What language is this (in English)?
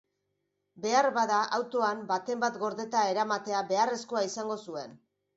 Basque